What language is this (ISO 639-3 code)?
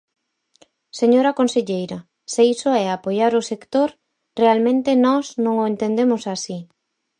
glg